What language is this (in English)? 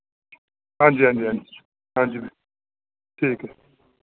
Dogri